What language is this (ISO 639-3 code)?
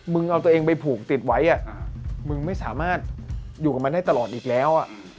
tha